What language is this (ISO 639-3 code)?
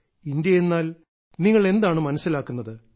mal